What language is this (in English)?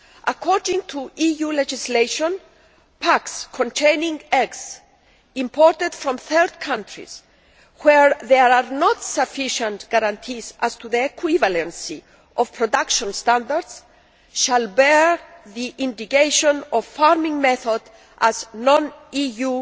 English